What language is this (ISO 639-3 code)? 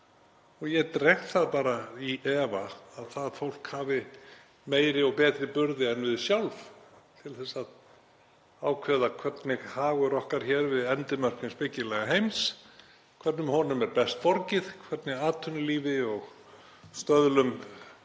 isl